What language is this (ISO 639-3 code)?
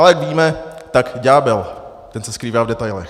ces